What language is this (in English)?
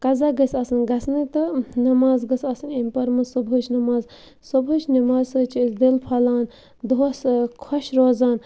Kashmiri